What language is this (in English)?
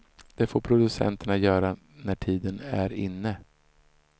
Swedish